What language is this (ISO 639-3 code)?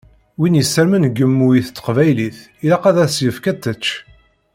kab